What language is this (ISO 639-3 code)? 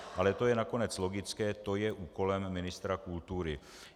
ces